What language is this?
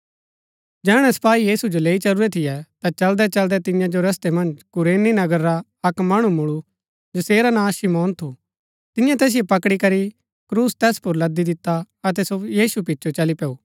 Gaddi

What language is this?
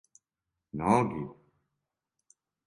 Serbian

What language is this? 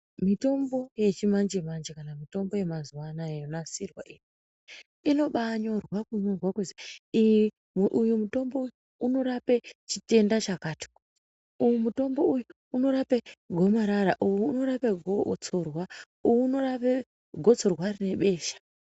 Ndau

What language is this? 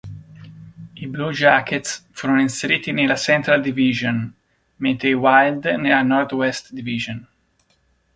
Italian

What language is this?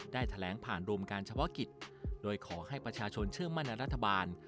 Thai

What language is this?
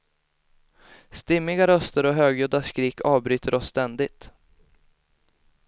Swedish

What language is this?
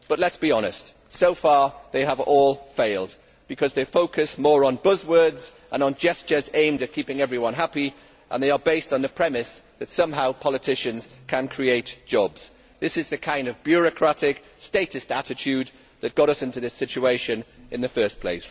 English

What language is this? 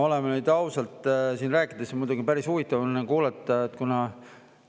Estonian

